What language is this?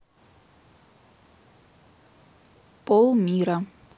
Russian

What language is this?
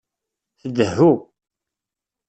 Kabyle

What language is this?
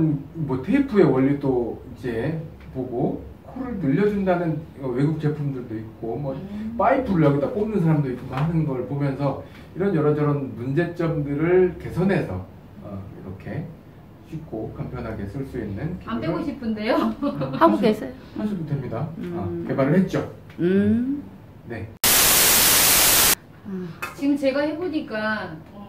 Korean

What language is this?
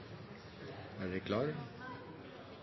Norwegian Nynorsk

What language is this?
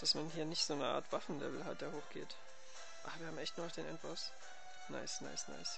German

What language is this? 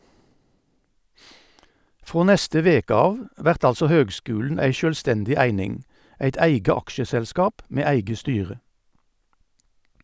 Norwegian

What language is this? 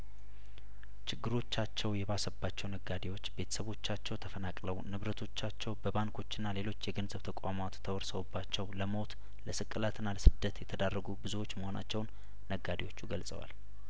Amharic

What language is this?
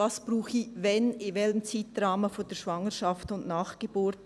Swiss German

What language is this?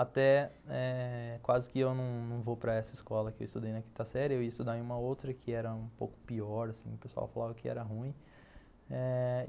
Portuguese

